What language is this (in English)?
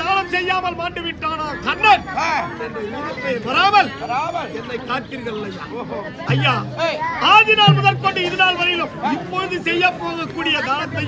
Tamil